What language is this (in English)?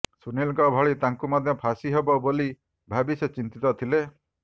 Odia